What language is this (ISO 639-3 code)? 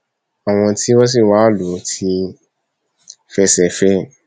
yor